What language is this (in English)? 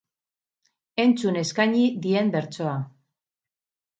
Basque